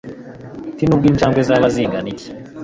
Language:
Kinyarwanda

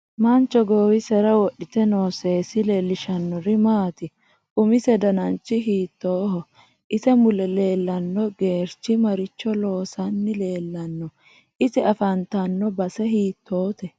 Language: Sidamo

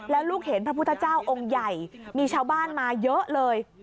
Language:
Thai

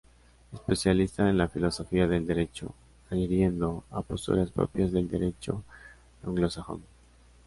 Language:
Spanish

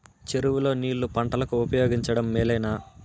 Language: Telugu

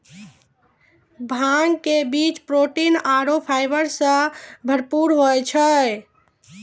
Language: Maithili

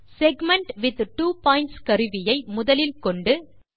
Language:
Tamil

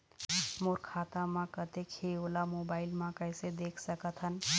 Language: Chhattisgarhi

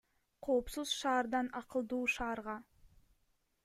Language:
Kyrgyz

